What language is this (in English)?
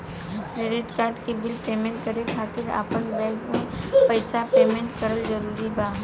Bhojpuri